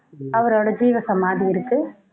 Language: Tamil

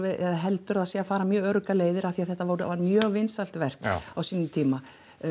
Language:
Icelandic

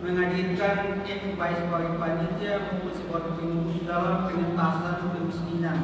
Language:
Indonesian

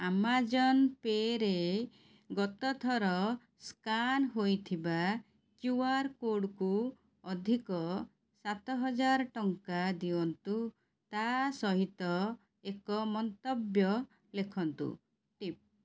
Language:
Odia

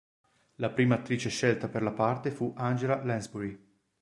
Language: Italian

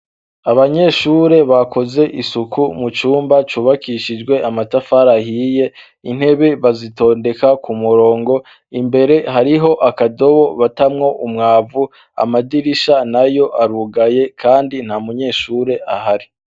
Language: Rundi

